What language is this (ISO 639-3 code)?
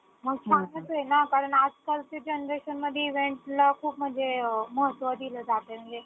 mar